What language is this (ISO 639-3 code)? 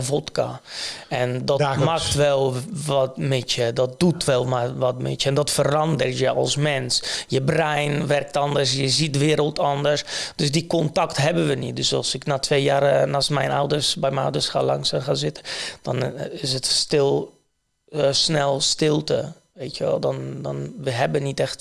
nld